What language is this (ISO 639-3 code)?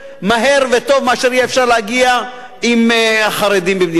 heb